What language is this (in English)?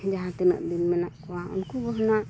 Santali